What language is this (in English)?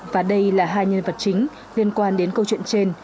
Vietnamese